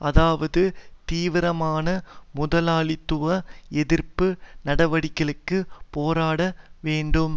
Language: Tamil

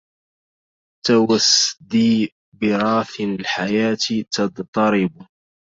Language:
Arabic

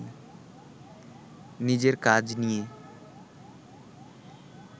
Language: Bangla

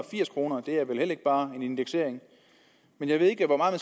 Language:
Danish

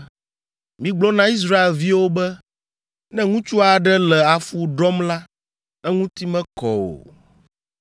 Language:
Ewe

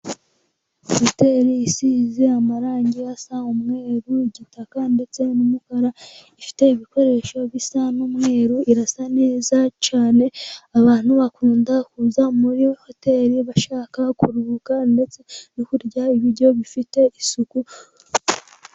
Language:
Kinyarwanda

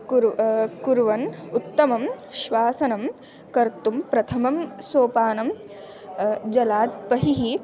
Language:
Sanskrit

